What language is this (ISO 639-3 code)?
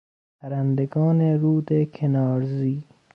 fas